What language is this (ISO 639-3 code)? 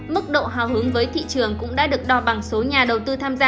vie